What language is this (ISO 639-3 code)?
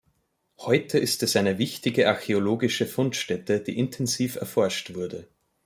deu